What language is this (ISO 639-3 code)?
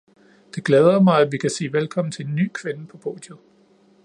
dan